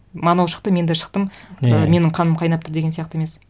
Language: Kazakh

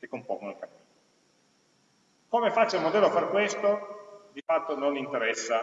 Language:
Italian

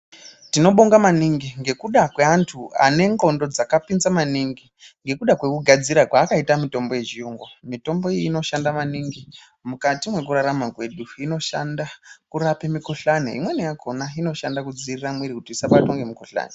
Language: Ndau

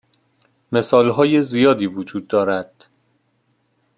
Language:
Persian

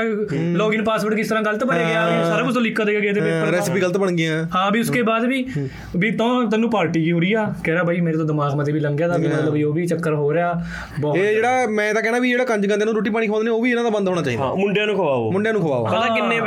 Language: Punjabi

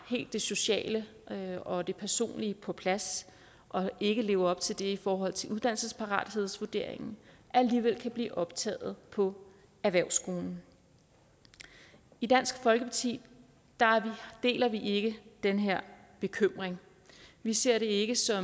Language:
Danish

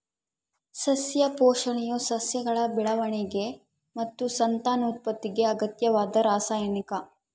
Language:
Kannada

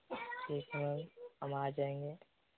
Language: Hindi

